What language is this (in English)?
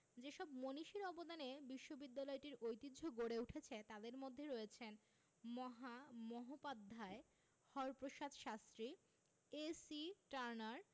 Bangla